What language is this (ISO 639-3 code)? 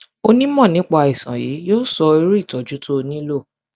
yor